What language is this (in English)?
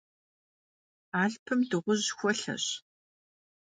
Kabardian